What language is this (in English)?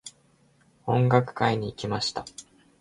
Japanese